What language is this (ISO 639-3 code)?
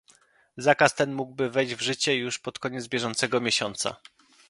pol